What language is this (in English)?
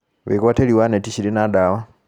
Kikuyu